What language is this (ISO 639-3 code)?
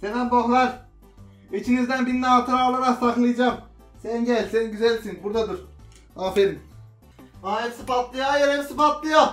tur